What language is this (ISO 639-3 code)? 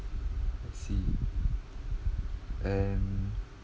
eng